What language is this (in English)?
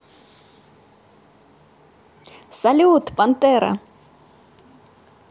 Russian